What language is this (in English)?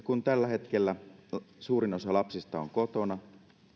Finnish